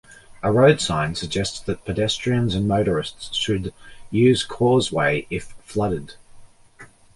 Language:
English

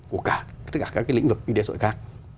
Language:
Vietnamese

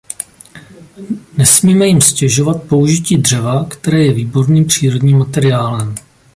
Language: Czech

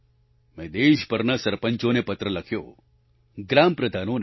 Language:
Gujarati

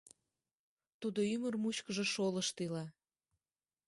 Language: Mari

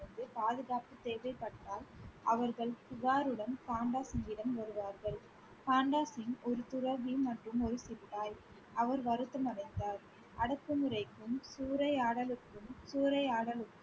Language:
Tamil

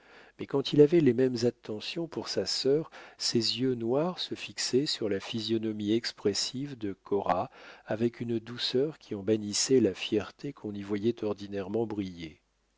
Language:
French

